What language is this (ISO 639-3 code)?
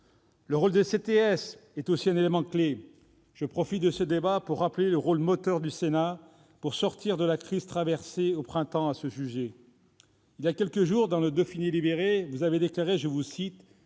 fra